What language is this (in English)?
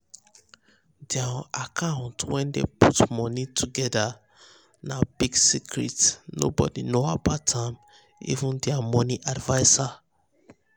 Nigerian Pidgin